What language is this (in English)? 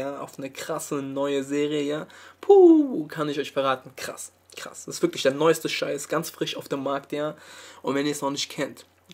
German